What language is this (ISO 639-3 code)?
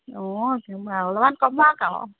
asm